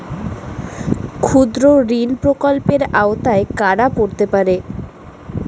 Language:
Bangla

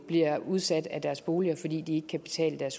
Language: Danish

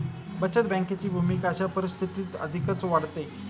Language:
Marathi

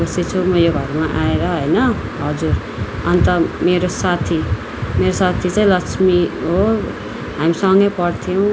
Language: Nepali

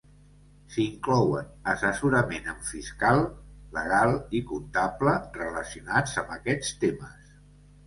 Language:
Catalan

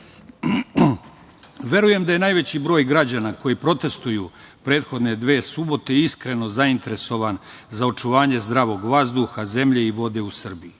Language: Serbian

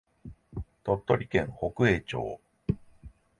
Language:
Japanese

